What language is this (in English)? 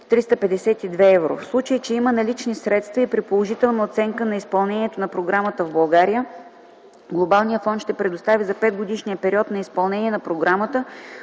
Bulgarian